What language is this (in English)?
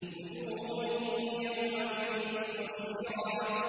Arabic